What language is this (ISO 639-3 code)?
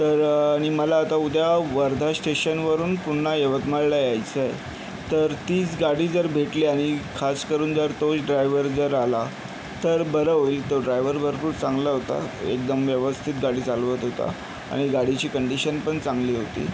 mar